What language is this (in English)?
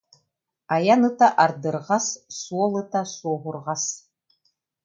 Yakut